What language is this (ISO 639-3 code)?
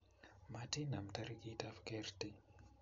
kln